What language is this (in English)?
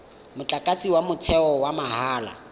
Tswana